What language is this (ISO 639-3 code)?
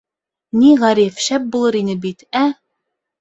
bak